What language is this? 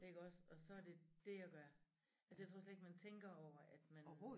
Danish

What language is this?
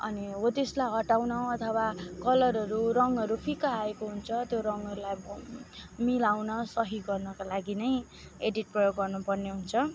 Nepali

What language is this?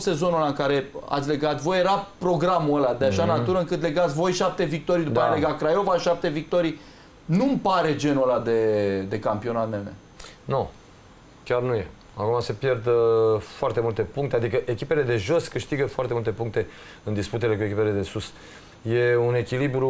Romanian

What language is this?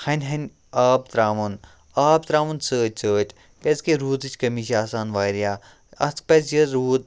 Kashmiri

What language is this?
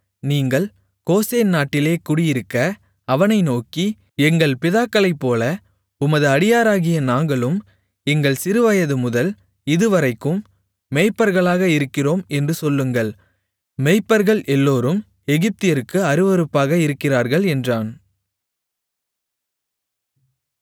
Tamil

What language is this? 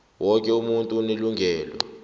South Ndebele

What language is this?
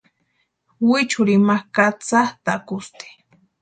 Western Highland Purepecha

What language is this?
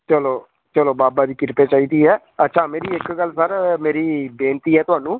Punjabi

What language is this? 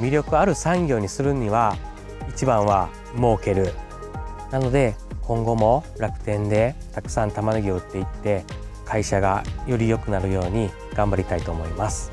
Japanese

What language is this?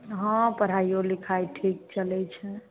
Maithili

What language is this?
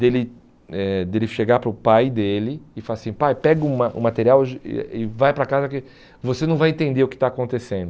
Portuguese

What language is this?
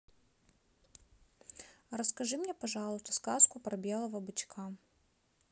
Russian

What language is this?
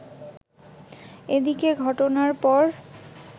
Bangla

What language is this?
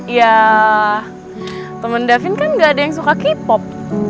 Indonesian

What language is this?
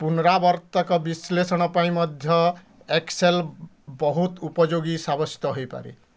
Odia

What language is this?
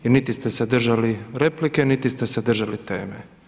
Croatian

